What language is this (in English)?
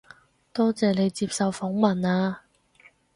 Cantonese